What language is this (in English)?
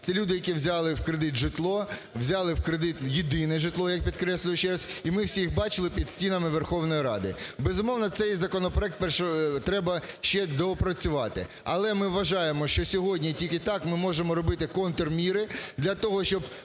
Ukrainian